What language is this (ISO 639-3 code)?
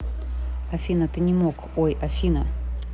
rus